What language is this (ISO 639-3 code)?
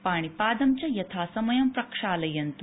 san